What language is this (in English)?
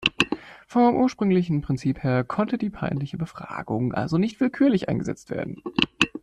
German